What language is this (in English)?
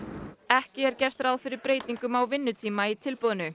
Icelandic